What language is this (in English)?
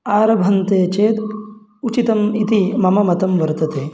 Sanskrit